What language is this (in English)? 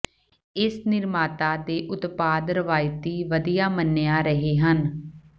Punjabi